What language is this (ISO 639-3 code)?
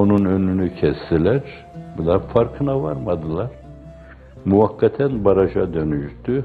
tur